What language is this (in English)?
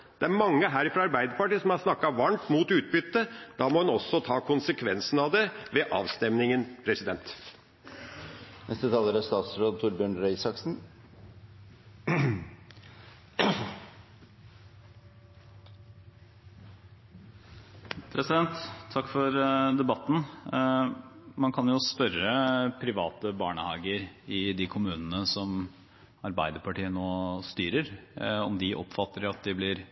Norwegian Bokmål